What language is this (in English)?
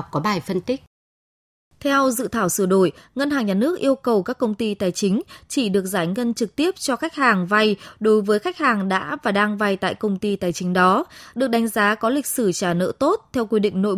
Vietnamese